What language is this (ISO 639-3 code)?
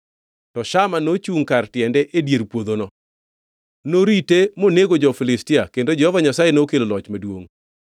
luo